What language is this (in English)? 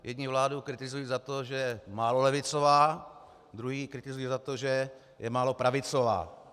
Czech